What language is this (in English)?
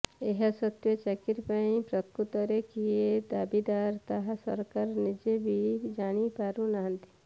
Odia